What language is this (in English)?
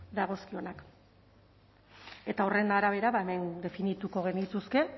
Basque